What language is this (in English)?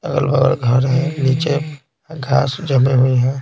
Hindi